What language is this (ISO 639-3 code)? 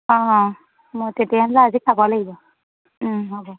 asm